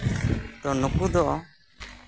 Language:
Santali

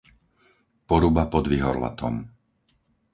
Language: Slovak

